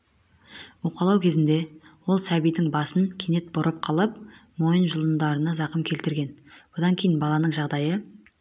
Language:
Kazakh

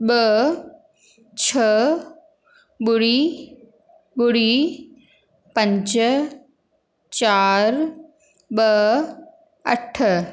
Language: Sindhi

